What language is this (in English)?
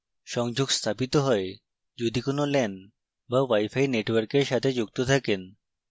Bangla